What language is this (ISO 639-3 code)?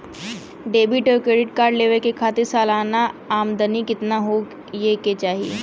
bho